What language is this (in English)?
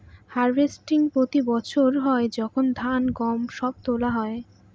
Bangla